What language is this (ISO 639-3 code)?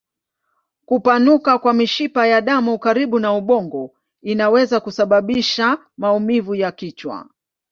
swa